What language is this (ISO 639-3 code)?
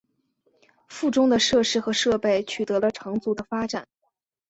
zho